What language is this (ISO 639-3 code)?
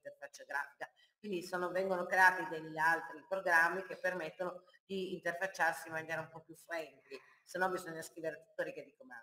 ita